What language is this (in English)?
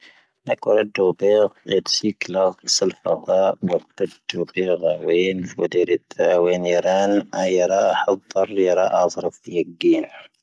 Tahaggart Tamahaq